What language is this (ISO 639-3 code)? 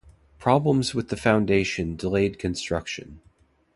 eng